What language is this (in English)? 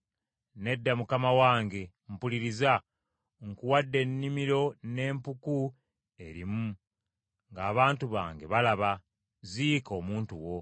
Ganda